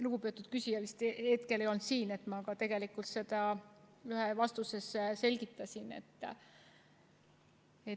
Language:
Estonian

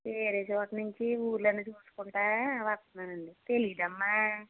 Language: Telugu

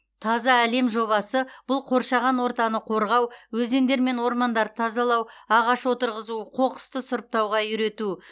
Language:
Kazakh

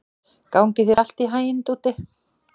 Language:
Icelandic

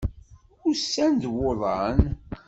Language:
Kabyle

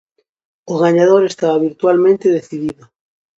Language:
Galician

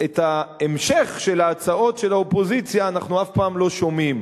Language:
Hebrew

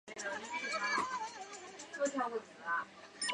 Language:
Chinese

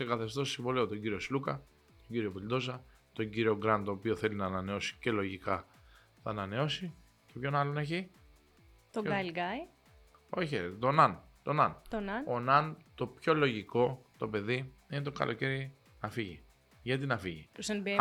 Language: Greek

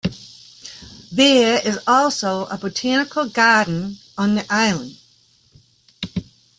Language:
English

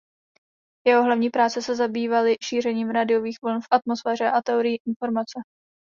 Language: Czech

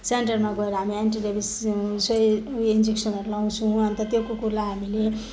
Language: Nepali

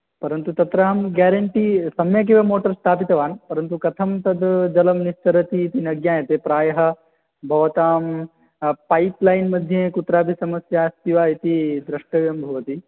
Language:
Sanskrit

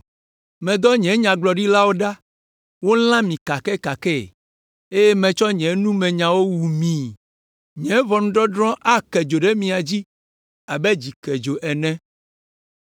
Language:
Ewe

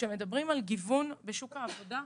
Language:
Hebrew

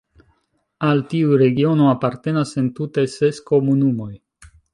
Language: Esperanto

